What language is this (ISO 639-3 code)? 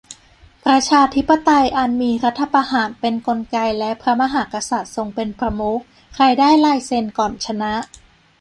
tha